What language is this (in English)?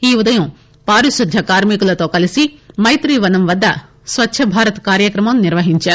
Telugu